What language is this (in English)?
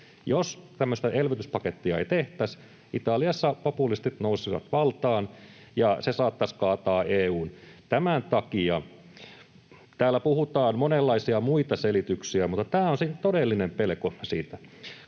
Finnish